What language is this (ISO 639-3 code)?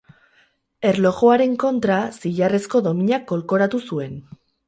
eus